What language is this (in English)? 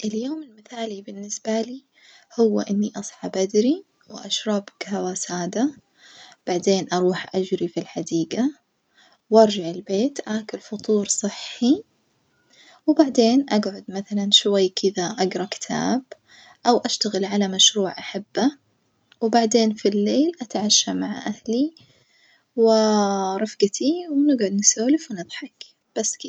Najdi Arabic